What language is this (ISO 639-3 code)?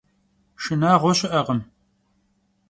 kbd